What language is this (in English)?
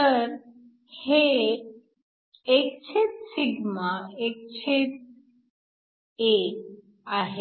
Marathi